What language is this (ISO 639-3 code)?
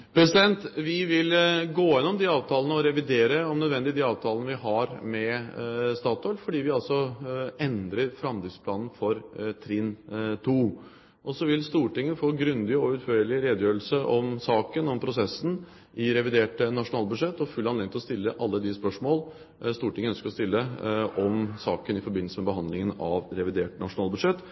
nor